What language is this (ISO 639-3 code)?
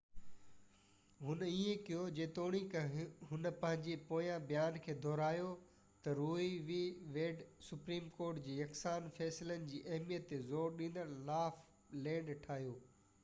snd